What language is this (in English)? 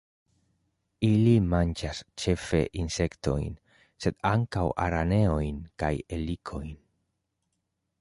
Esperanto